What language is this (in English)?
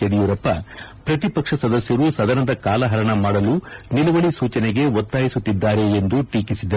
Kannada